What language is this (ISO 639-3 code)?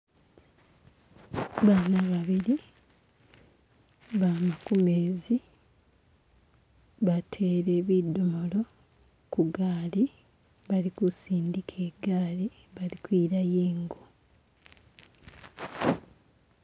myx